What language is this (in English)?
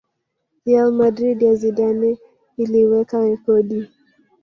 Swahili